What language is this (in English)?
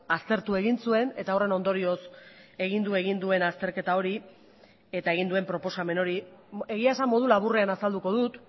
Basque